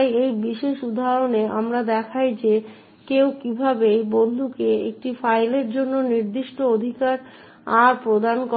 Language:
Bangla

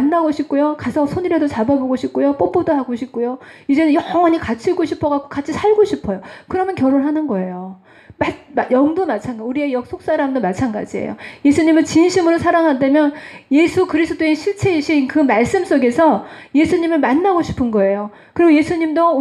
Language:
Korean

